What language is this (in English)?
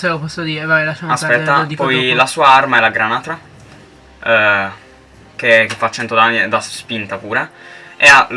Italian